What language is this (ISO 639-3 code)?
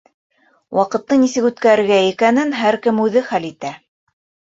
bak